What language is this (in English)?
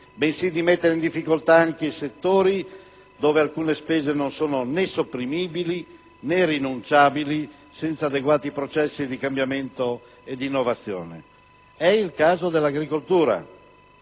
Italian